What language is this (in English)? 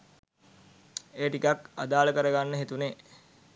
Sinhala